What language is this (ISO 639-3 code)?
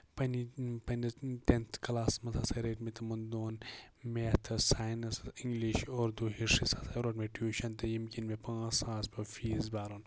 kas